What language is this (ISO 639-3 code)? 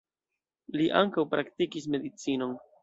epo